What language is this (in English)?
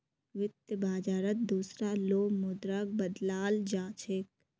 Magahi